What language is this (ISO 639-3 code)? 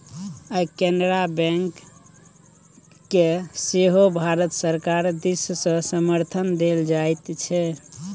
mai